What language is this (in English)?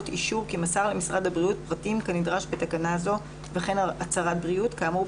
Hebrew